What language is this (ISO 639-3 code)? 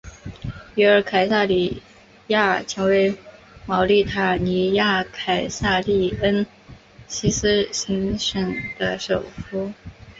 zho